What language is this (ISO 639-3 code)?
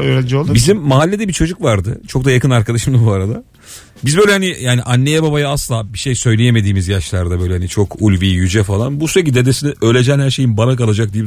tur